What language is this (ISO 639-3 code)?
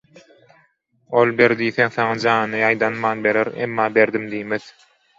tuk